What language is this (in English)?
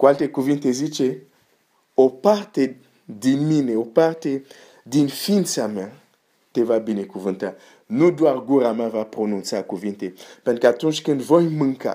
Romanian